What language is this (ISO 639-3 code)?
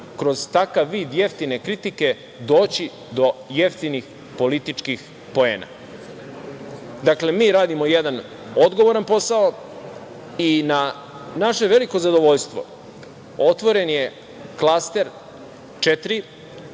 srp